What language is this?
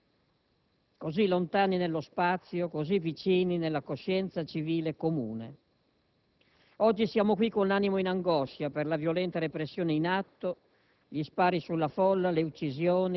Italian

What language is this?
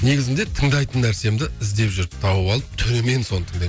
Kazakh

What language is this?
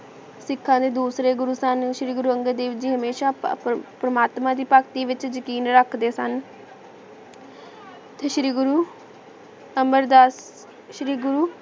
Punjabi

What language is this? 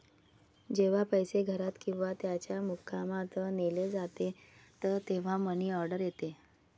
Marathi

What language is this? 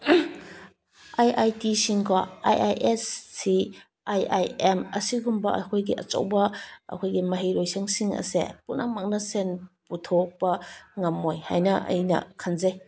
Manipuri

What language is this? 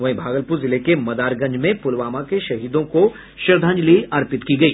Hindi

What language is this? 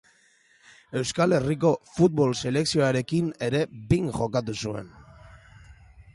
Basque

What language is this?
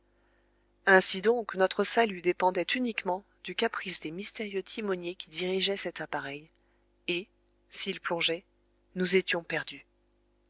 French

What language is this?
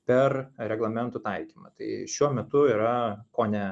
Lithuanian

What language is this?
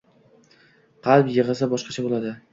Uzbek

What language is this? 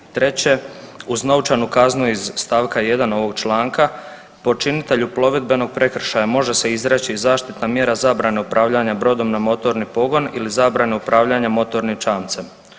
Croatian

